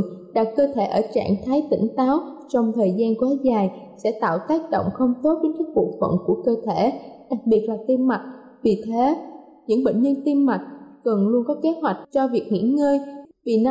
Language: Vietnamese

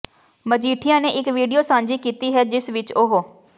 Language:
Punjabi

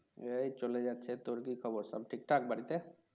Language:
Bangla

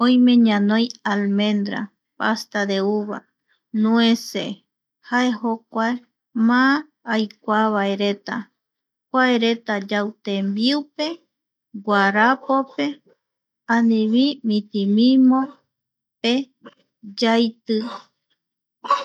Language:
Eastern Bolivian Guaraní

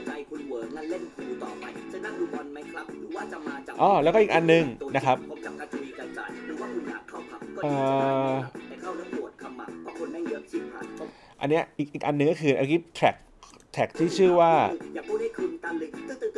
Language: Thai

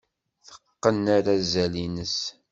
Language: Kabyle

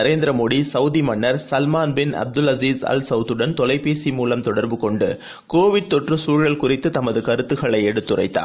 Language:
Tamil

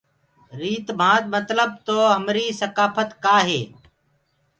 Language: Gurgula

